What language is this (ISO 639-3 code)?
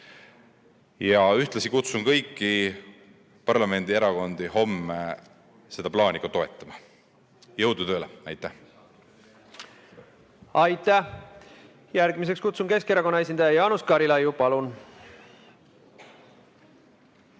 est